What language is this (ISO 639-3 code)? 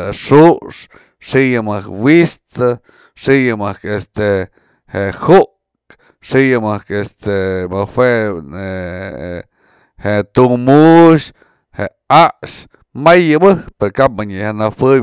mzl